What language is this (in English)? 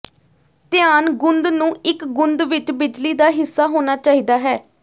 Punjabi